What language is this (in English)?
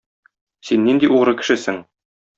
Tatar